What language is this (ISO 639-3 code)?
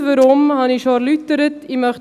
gsw